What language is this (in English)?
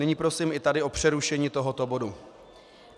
Czech